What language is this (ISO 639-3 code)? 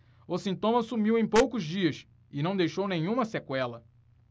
por